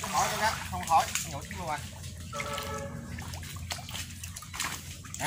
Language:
Vietnamese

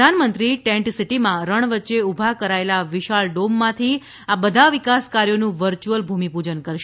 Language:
Gujarati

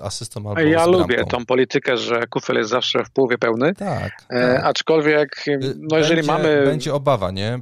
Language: Polish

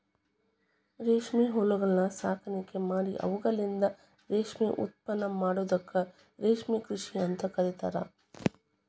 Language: Kannada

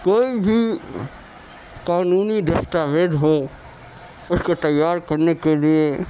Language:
Urdu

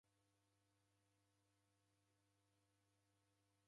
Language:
Taita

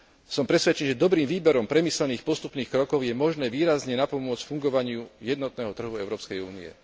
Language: Slovak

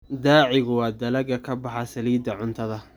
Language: Somali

